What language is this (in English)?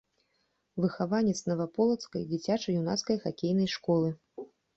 Belarusian